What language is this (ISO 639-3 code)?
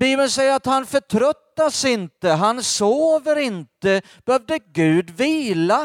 swe